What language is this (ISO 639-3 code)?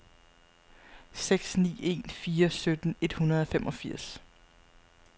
dan